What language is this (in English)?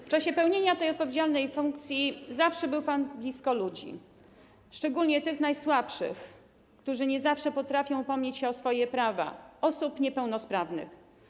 Polish